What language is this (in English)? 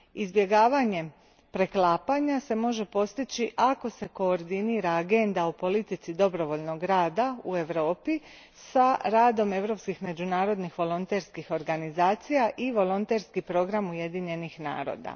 Croatian